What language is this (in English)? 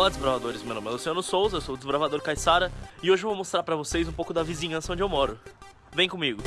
Portuguese